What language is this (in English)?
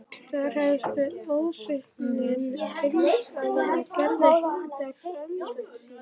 Icelandic